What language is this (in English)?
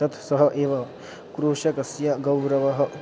Sanskrit